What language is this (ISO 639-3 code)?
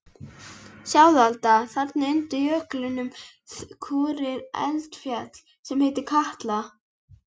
isl